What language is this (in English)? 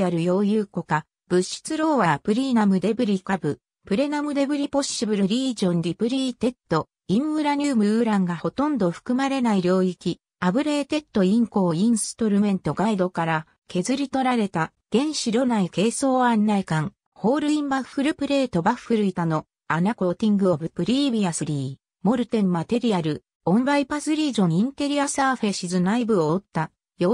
Japanese